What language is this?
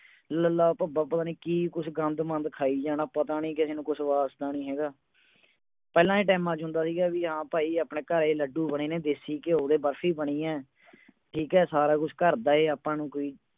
Punjabi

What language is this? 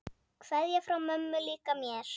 Icelandic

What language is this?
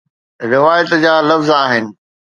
Sindhi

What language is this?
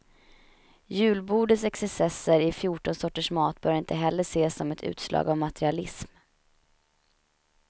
Swedish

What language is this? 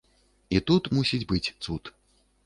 Belarusian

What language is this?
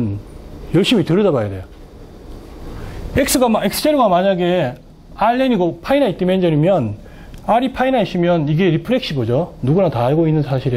Korean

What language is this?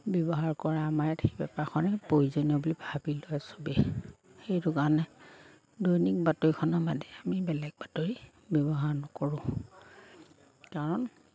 Assamese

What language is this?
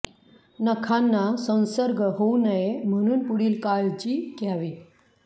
Marathi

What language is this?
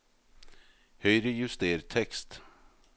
Norwegian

